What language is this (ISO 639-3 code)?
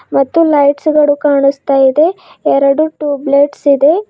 kan